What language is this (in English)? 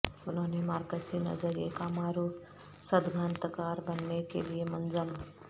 Urdu